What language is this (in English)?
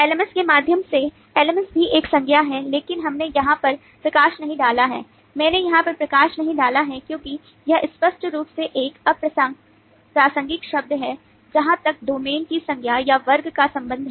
Hindi